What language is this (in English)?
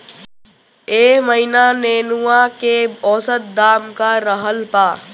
Bhojpuri